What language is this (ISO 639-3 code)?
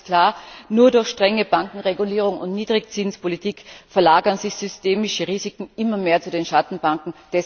deu